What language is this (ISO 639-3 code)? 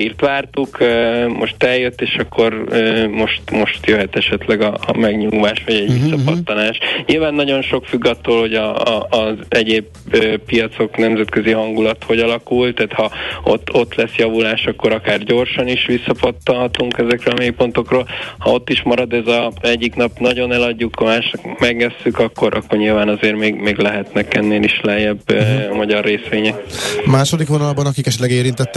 hun